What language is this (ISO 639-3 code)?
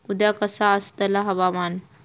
mar